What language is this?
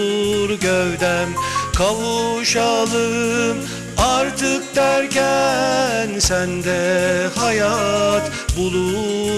Turkish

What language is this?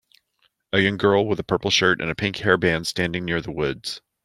English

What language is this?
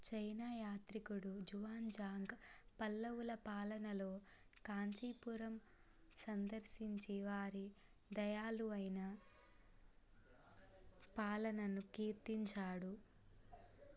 Telugu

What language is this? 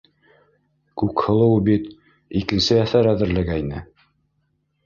Bashkir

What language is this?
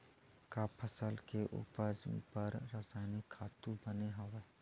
Chhattisgarhi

